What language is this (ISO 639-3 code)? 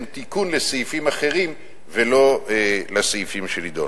heb